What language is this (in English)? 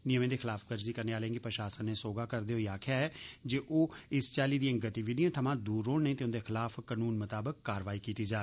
Dogri